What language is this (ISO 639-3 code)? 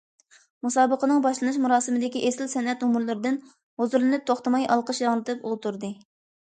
uig